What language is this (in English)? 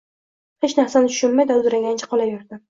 Uzbek